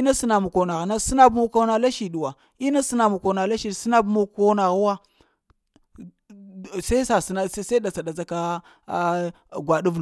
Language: Lamang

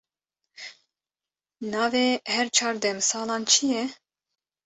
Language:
Kurdish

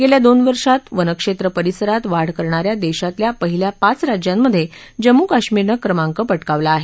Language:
Marathi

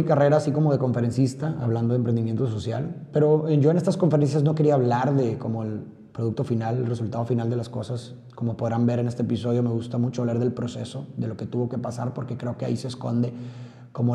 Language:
Spanish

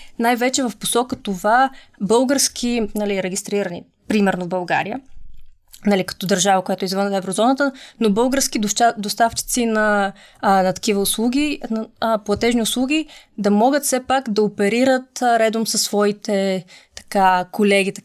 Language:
Bulgarian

